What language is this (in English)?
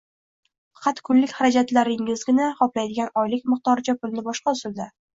Uzbek